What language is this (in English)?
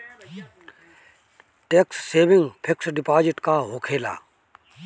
Bhojpuri